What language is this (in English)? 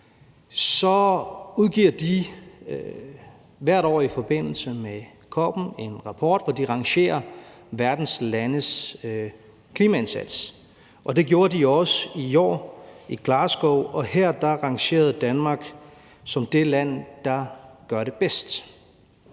Danish